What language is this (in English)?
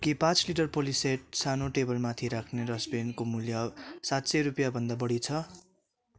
Nepali